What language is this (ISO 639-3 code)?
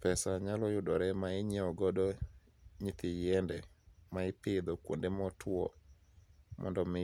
luo